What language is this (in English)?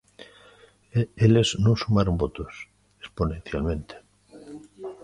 Galician